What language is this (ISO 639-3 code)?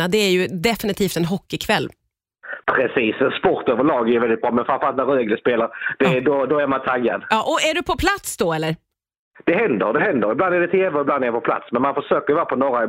swe